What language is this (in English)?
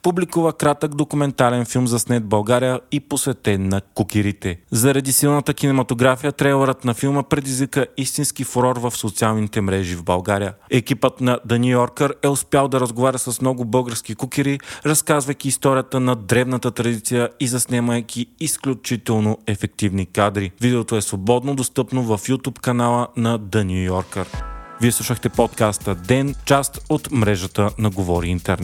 Bulgarian